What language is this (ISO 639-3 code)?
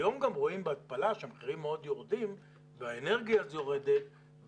heb